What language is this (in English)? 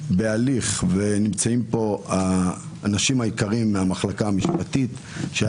Hebrew